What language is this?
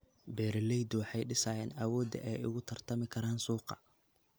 Somali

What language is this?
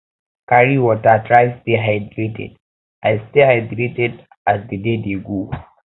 Nigerian Pidgin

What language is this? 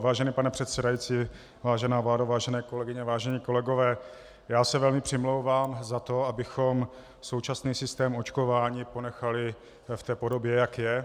Czech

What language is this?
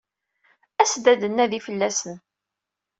Kabyle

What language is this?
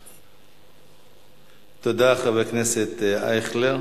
Hebrew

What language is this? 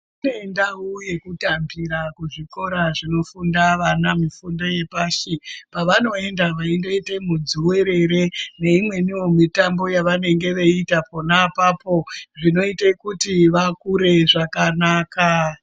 Ndau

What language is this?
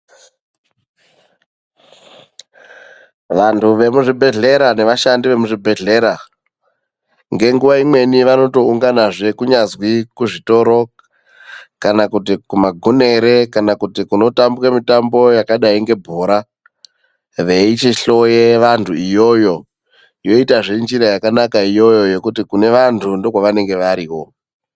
Ndau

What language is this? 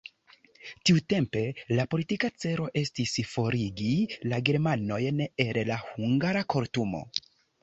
Esperanto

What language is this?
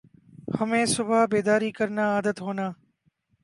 Urdu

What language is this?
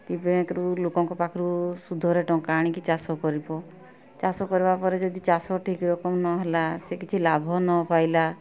Odia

